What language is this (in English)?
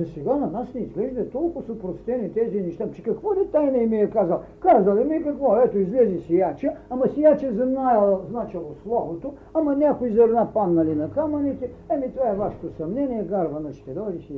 Bulgarian